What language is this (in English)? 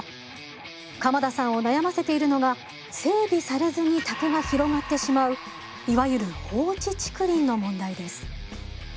Japanese